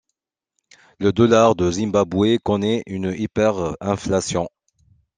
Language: French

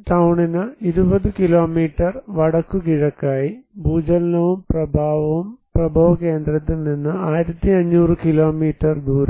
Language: Malayalam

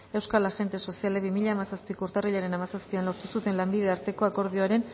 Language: Basque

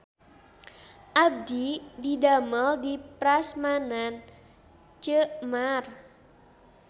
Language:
Sundanese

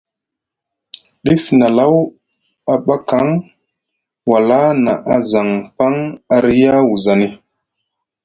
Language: Musgu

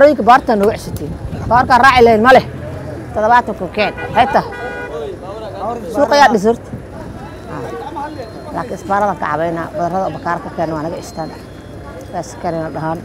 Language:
Arabic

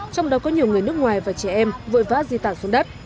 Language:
Vietnamese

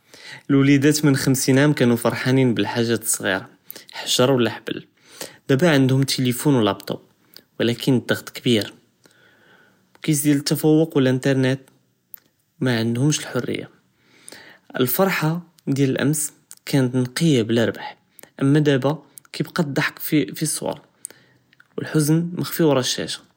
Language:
Judeo-Arabic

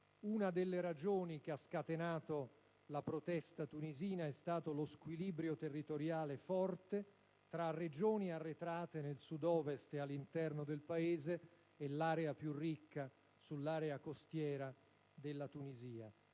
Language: Italian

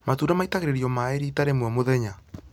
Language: Kikuyu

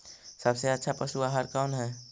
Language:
Magahi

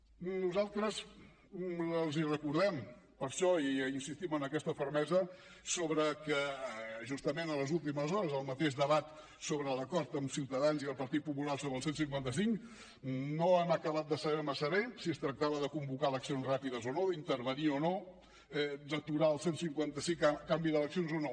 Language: Catalan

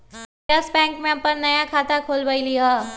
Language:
Magahi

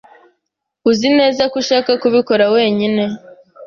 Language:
Kinyarwanda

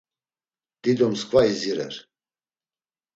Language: Laz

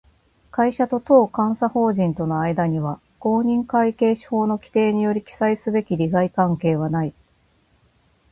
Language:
Japanese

